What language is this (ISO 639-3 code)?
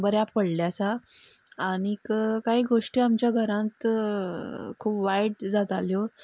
kok